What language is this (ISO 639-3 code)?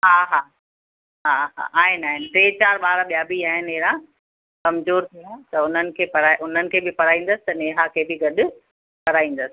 snd